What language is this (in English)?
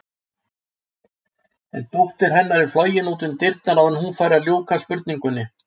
Icelandic